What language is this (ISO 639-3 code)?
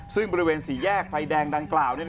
tha